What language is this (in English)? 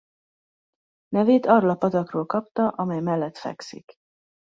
Hungarian